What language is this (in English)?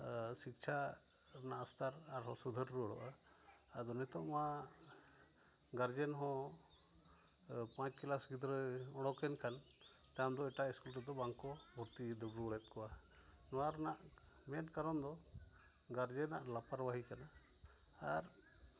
Santali